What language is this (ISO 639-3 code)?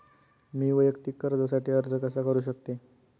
mar